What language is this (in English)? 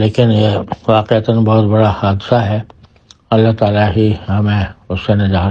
Arabic